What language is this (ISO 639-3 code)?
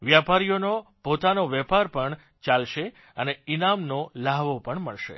guj